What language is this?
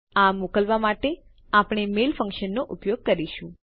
Gujarati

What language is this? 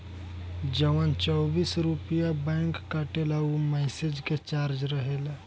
Bhojpuri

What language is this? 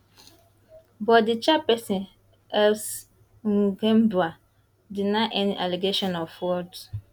Nigerian Pidgin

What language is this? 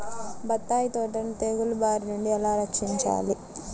Telugu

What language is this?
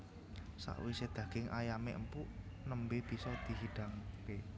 Javanese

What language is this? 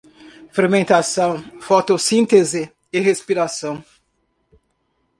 Portuguese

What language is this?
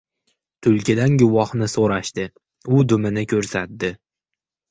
Uzbek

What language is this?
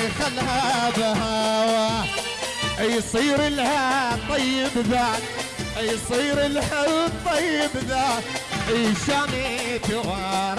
Arabic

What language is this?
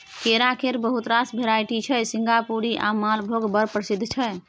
Maithili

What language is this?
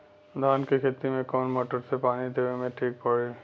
Bhojpuri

